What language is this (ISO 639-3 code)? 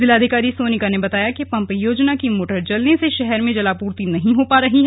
hin